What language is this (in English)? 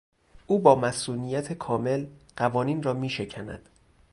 Persian